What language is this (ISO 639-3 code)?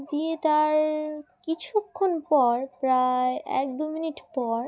ben